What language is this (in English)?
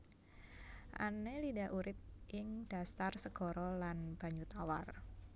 Javanese